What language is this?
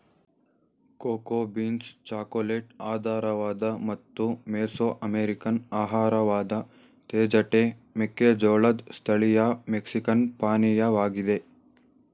Kannada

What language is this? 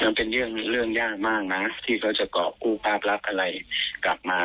Thai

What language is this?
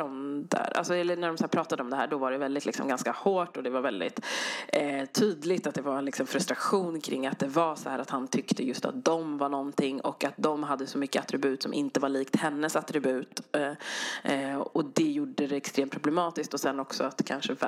Swedish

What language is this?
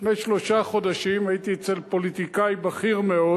Hebrew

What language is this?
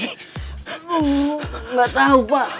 Indonesian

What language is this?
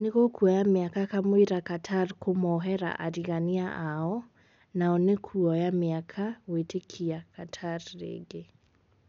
Kikuyu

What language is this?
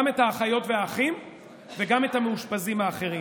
Hebrew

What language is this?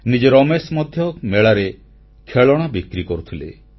Odia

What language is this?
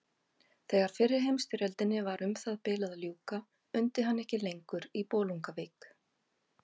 Icelandic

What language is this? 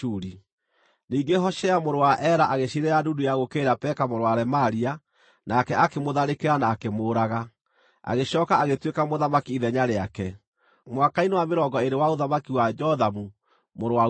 Kikuyu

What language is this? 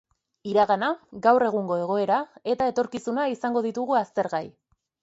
Basque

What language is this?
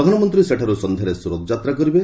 Odia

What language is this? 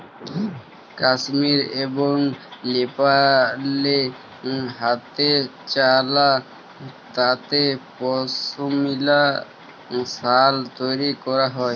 Bangla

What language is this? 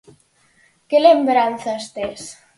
Galician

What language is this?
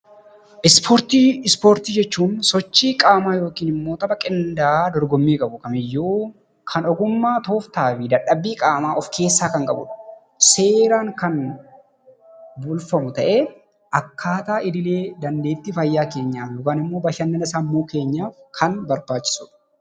Oromo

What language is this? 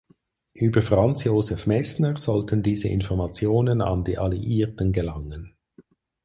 German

